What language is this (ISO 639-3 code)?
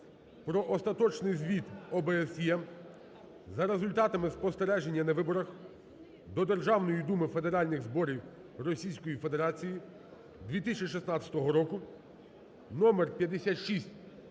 ukr